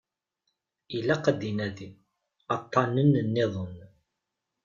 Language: Kabyle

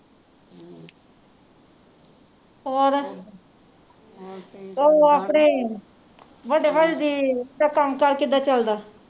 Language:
Punjabi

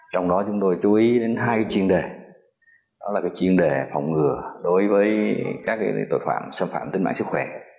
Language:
Vietnamese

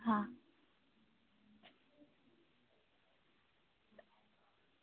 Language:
Dogri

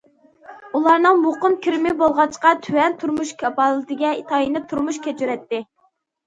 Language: Uyghur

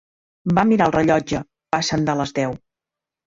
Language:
Catalan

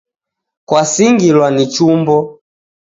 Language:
Taita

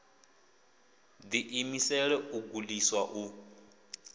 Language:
Venda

